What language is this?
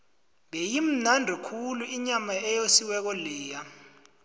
South Ndebele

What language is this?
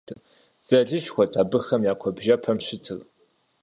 Kabardian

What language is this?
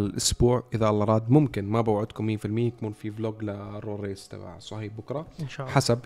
Arabic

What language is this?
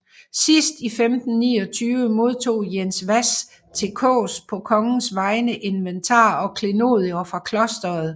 Danish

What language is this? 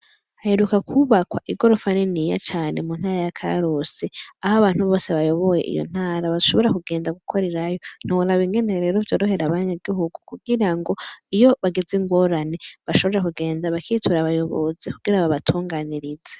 Rundi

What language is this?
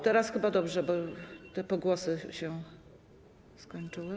Polish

